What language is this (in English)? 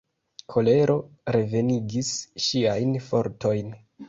Esperanto